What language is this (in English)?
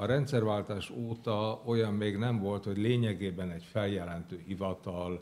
Hungarian